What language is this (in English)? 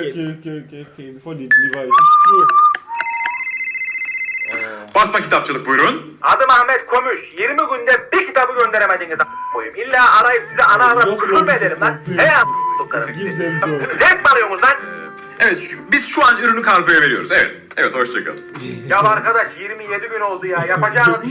Turkish